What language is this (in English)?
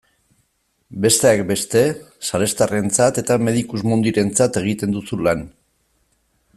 Basque